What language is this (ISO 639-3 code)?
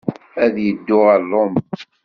kab